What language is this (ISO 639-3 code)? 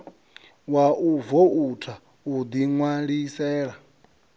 ven